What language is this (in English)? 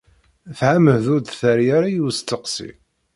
Kabyle